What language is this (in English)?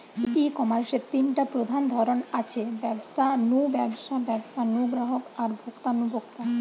Bangla